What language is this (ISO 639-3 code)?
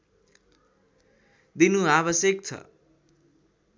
nep